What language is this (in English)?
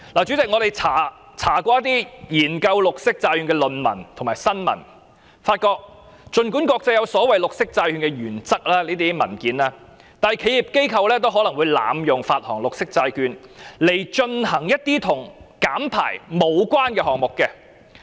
Cantonese